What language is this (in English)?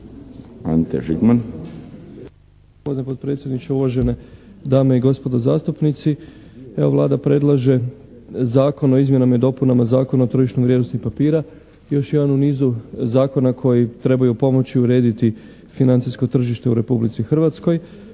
Croatian